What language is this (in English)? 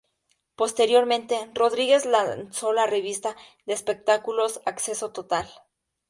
Spanish